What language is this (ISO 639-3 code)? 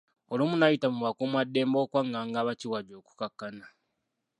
lug